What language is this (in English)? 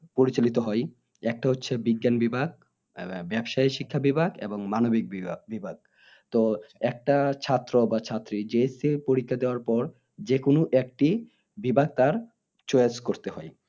Bangla